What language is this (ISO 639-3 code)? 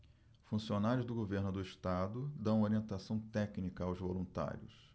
por